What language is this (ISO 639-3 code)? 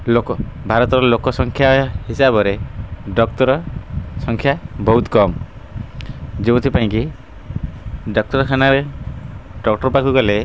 ori